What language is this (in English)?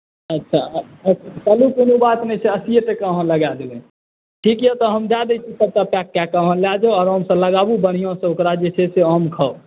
Maithili